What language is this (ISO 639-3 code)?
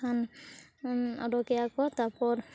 sat